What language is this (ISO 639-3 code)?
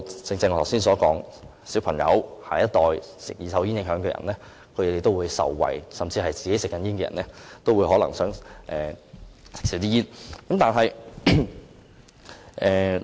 yue